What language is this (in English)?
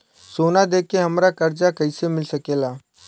Bhojpuri